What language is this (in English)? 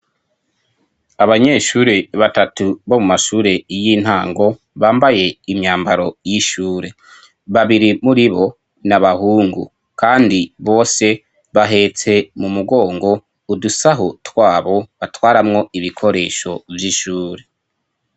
Rundi